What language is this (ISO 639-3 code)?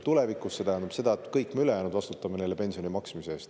est